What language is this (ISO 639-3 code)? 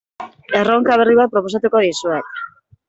eus